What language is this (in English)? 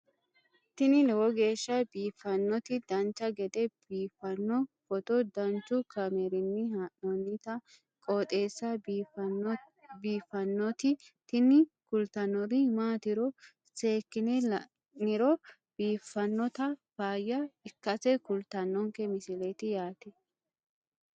Sidamo